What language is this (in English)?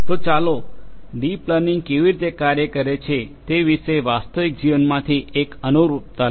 Gujarati